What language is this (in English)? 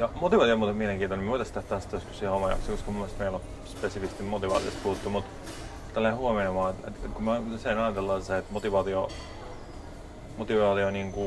Finnish